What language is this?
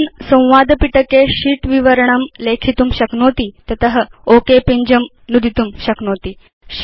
Sanskrit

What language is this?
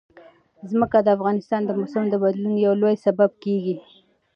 Pashto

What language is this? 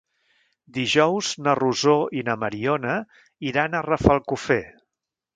Catalan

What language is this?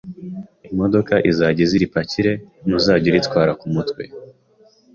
Kinyarwanda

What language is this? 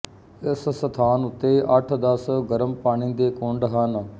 Punjabi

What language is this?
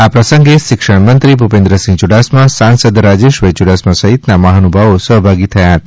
Gujarati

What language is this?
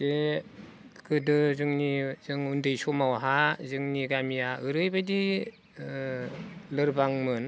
Bodo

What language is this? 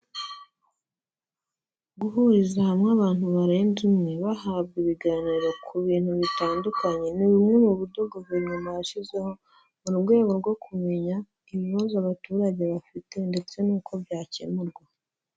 Kinyarwanda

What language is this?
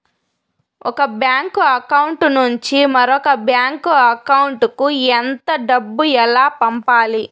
Telugu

